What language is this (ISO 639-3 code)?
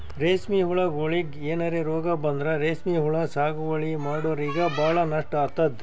kan